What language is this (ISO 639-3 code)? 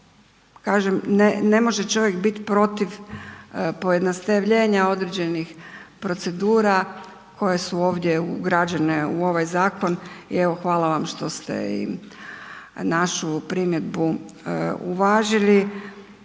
hrv